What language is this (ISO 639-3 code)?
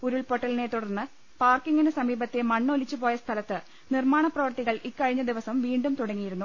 mal